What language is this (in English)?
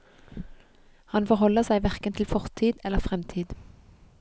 Norwegian